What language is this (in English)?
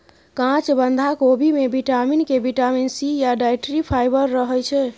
Maithili